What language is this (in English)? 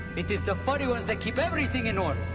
English